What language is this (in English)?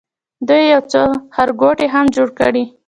Pashto